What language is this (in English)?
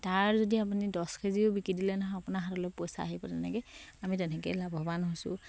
Assamese